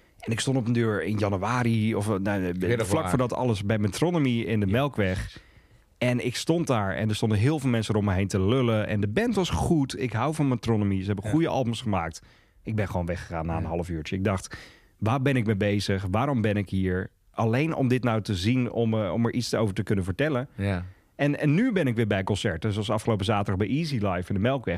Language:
Dutch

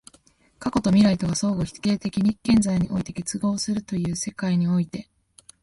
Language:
Japanese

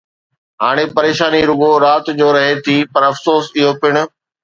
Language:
Sindhi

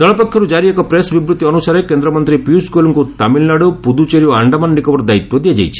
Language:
Odia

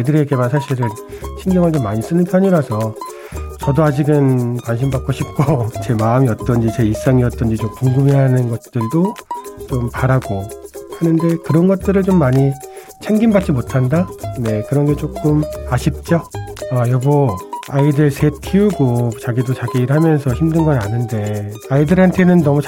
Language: Korean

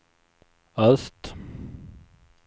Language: Swedish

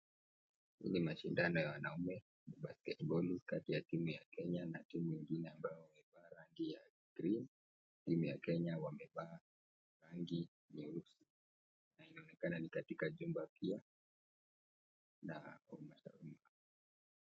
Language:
Swahili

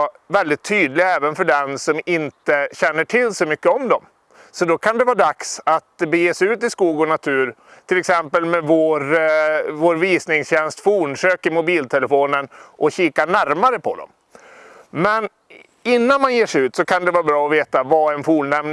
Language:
Swedish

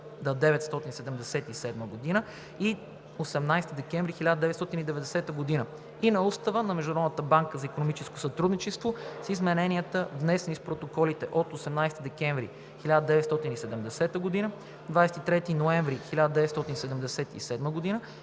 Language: Bulgarian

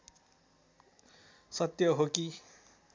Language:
Nepali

